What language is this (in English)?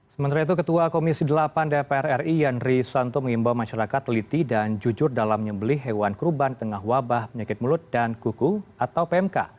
Indonesian